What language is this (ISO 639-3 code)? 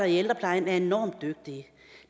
dan